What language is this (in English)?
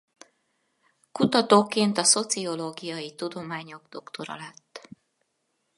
Hungarian